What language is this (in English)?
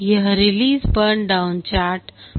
Hindi